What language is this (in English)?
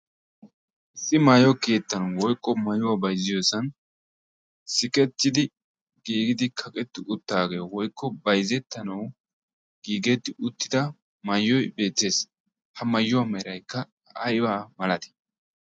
Wolaytta